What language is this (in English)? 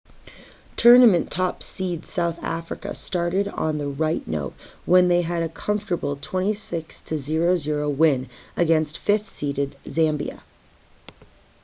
English